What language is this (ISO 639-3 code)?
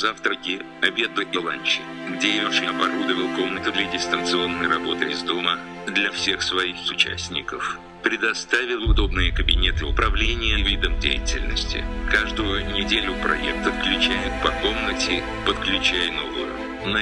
rus